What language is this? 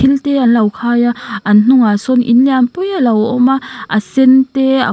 Mizo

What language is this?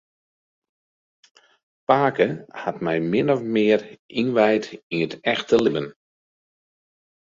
Western Frisian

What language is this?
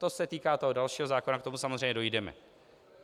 Czech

